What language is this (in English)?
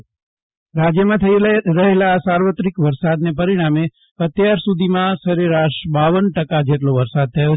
Gujarati